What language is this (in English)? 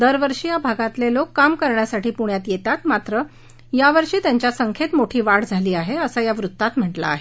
Marathi